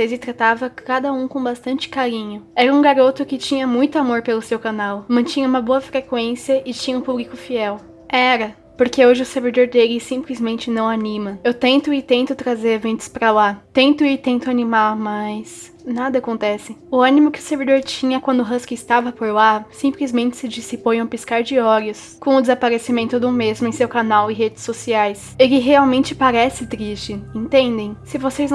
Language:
Portuguese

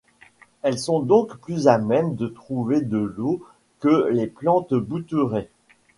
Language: French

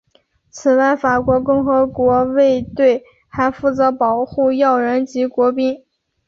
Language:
Chinese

